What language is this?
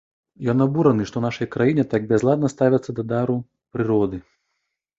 Belarusian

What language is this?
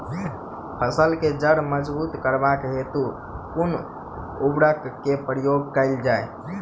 Maithili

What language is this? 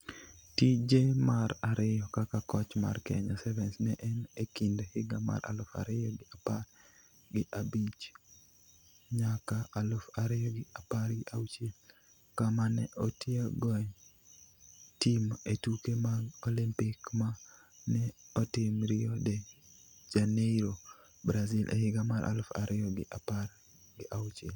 Luo (Kenya and Tanzania)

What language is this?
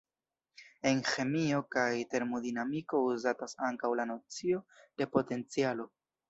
Esperanto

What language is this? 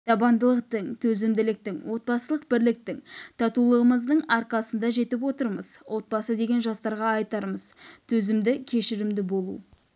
Kazakh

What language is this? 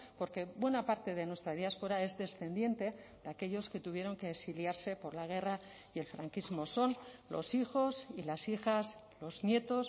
Spanish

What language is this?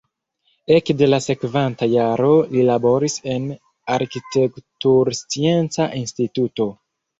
Esperanto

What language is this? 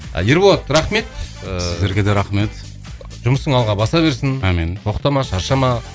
Kazakh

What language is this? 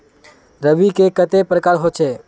Magahi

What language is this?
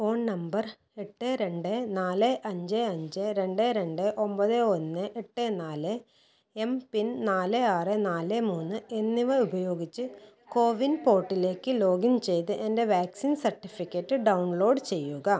Malayalam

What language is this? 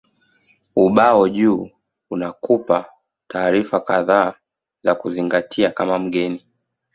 Swahili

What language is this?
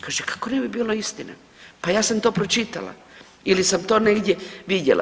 Croatian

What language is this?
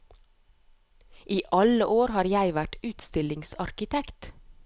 Norwegian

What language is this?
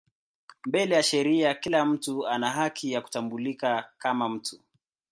Swahili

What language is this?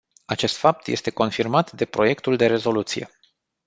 Romanian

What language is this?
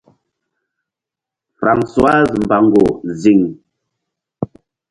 Mbum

